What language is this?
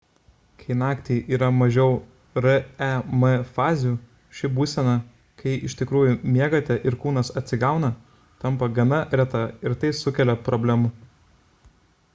Lithuanian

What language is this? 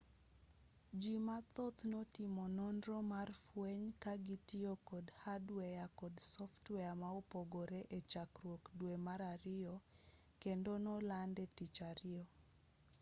Luo (Kenya and Tanzania)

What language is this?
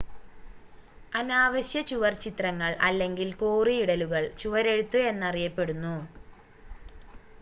Malayalam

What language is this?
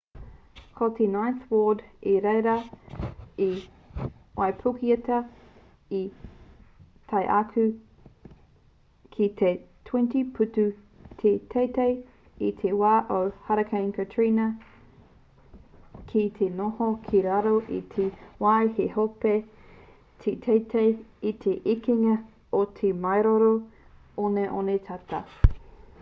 Māori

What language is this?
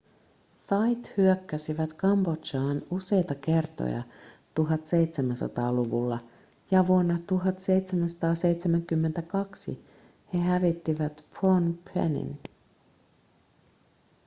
Finnish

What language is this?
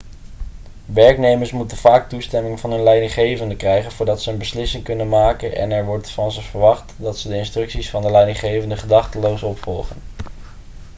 Dutch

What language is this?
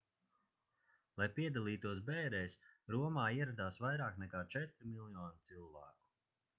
Latvian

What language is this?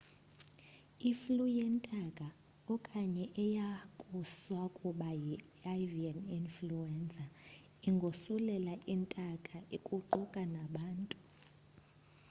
Xhosa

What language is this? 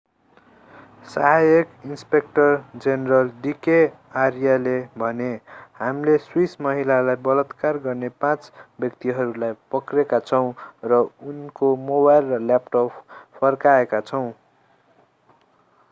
Nepali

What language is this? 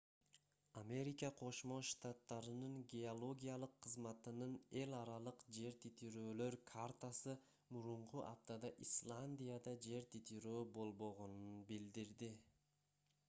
Kyrgyz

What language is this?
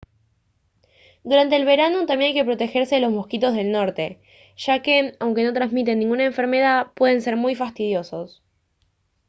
Spanish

